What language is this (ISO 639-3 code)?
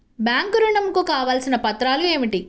tel